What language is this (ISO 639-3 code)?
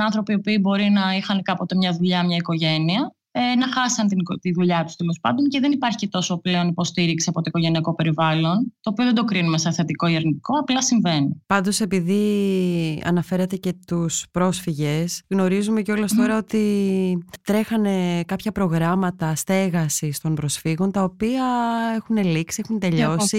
ell